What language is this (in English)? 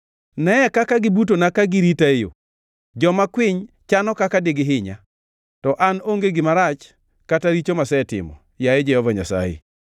Luo (Kenya and Tanzania)